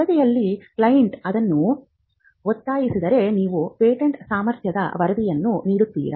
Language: Kannada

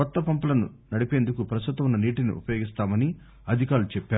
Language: Telugu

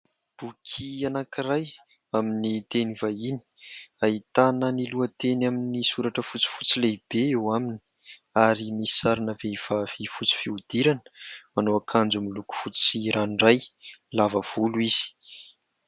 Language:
Malagasy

